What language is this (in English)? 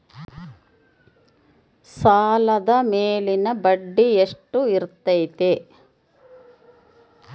Kannada